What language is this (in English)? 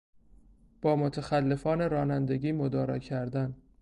Persian